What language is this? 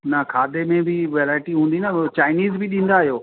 Sindhi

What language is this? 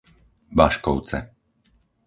Slovak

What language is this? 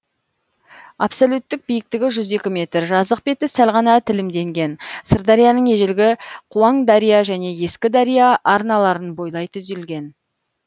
Kazakh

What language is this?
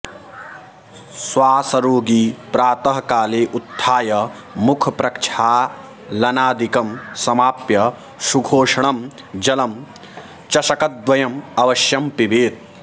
Sanskrit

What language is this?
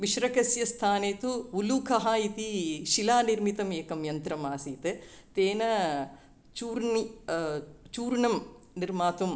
Sanskrit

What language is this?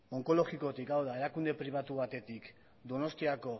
Basque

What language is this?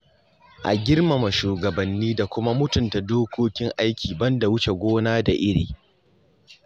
Hausa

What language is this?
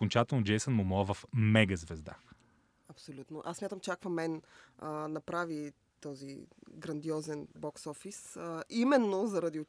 Bulgarian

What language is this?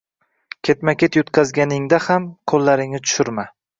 Uzbek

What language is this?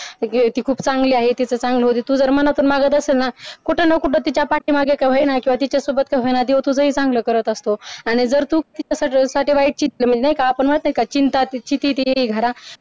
Marathi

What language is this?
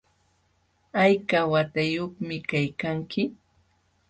Jauja Wanca Quechua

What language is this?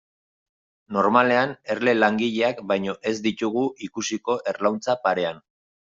Basque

